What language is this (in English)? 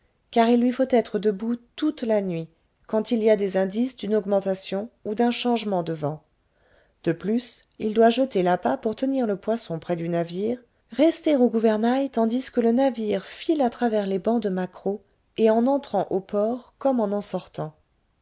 French